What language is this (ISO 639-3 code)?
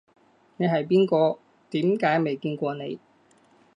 yue